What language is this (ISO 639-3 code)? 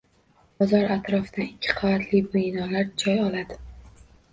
uzb